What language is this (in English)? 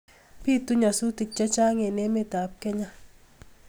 Kalenjin